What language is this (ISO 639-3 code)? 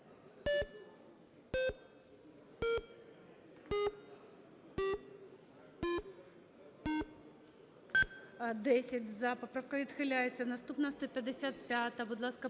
ukr